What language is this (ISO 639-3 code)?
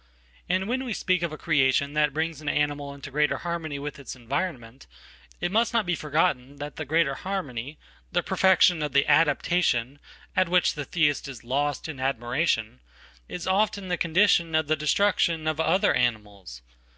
eng